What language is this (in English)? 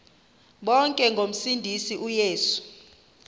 Xhosa